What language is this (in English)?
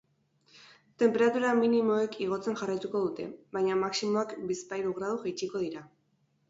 Basque